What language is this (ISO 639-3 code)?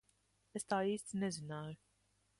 lav